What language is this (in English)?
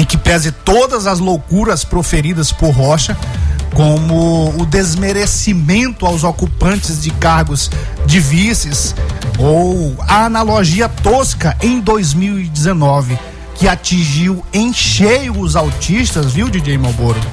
Portuguese